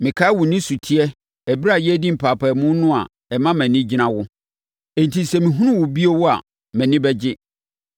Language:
Akan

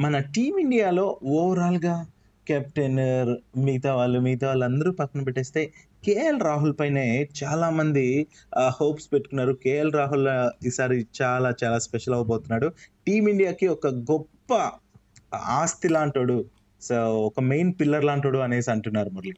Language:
Telugu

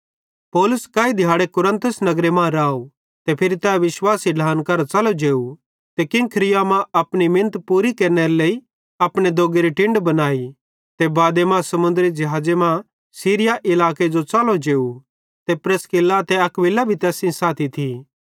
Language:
Bhadrawahi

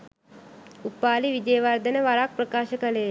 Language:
Sinhala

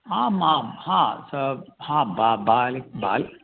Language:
Sanskrit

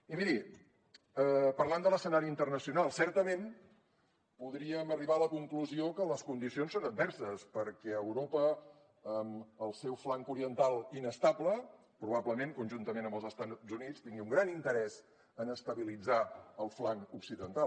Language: Catalan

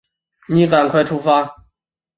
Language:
Chinese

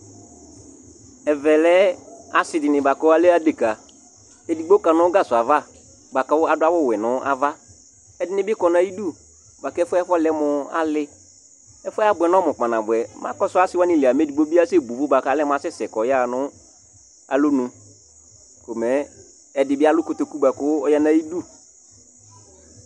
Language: Ikposo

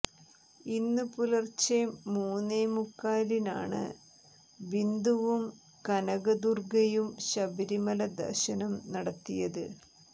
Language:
Malayalam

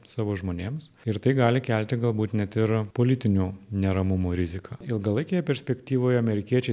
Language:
Lithuanian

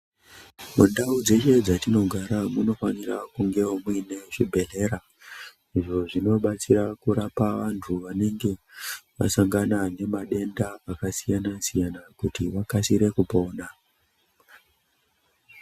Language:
Ndau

